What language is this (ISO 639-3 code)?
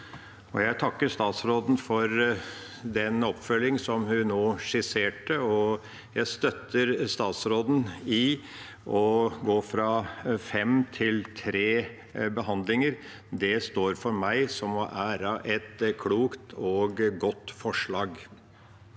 nor